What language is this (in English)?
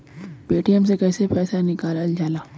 Bhojpuri